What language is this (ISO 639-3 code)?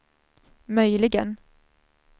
swe